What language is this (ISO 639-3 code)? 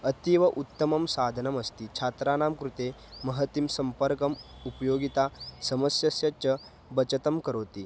san